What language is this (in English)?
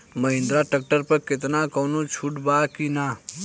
Bhojpuri